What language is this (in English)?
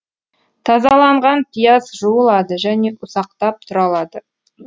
Kazakh